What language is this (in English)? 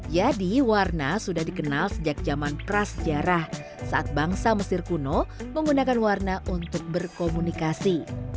Indonesian